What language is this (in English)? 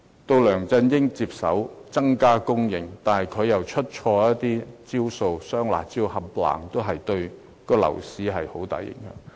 Cantonese